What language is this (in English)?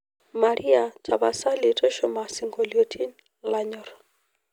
Masai